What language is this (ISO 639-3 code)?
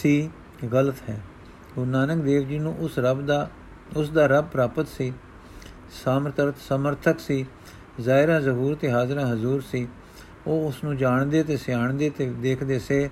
pan